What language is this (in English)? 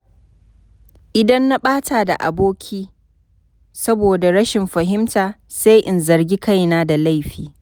Hausa